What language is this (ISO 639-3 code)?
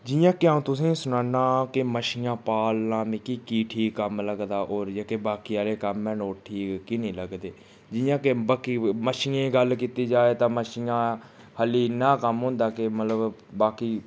doi